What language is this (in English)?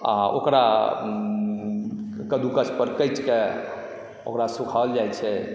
Maithili